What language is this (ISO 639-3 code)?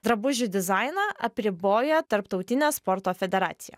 lit